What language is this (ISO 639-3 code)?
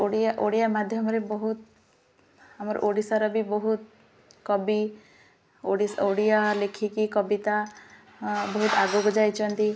ori